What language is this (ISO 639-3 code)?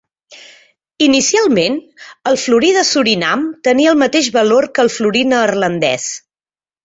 cat